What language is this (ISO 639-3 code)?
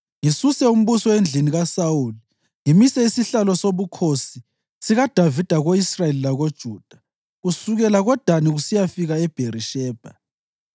nde